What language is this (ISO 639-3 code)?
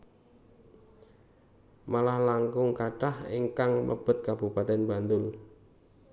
jav